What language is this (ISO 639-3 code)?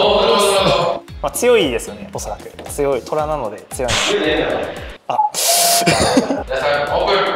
jpn